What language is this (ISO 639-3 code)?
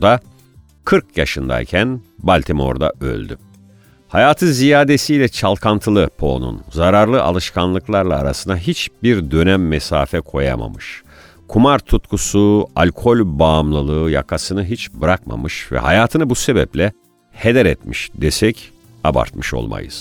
tur